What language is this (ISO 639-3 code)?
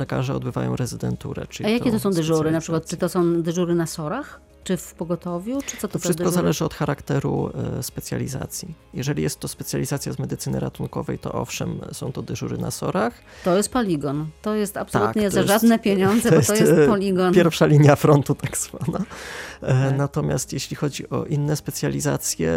pol